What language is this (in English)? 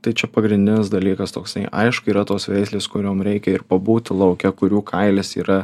Lithuanian